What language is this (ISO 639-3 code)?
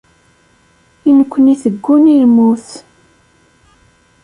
kab